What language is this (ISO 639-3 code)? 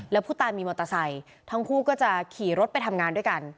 tha